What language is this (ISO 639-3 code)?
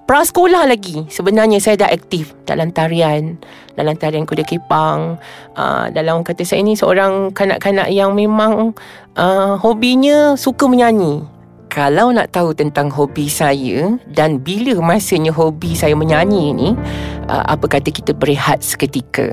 msa